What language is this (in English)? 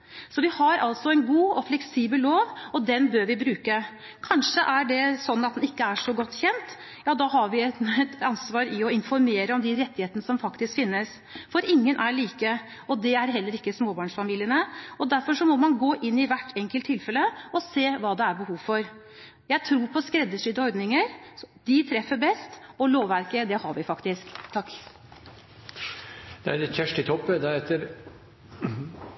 Norwegian